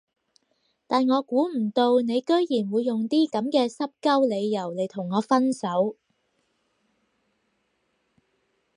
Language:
Cantonese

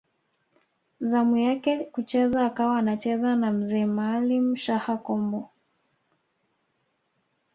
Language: Swahili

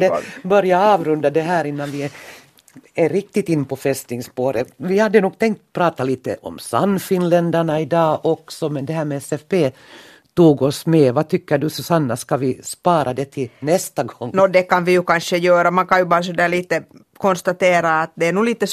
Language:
Swedish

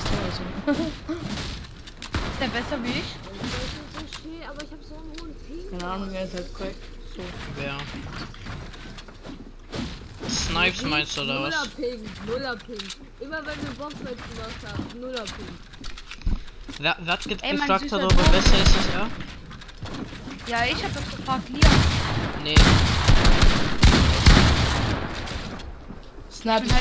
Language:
German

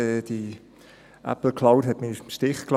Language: Swiss German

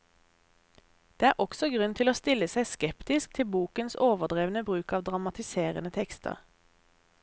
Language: Norwegian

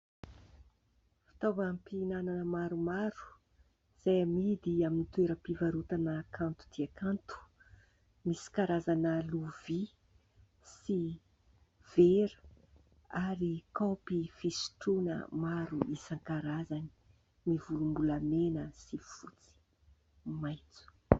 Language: Malagasy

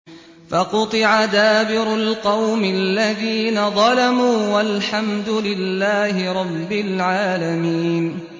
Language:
Arabic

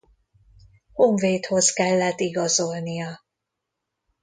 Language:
Hungarian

